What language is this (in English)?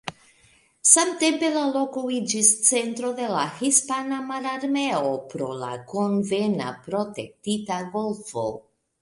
Esperanto